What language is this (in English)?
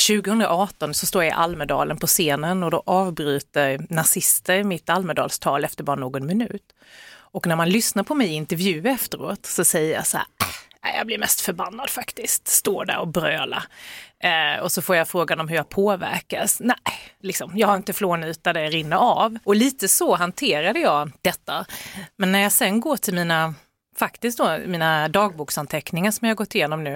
Swedish